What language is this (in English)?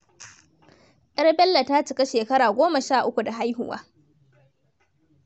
Hausa